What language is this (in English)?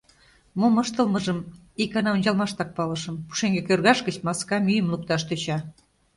Mari